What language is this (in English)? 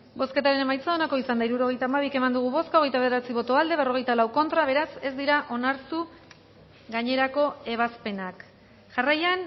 Basque